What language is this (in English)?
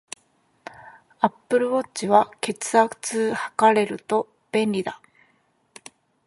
Japanese